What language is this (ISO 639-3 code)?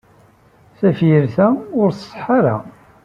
kab